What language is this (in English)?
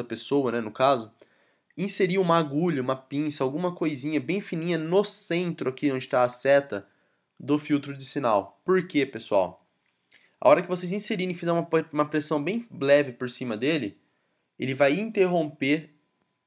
Portuguese